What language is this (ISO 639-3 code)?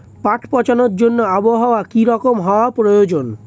ben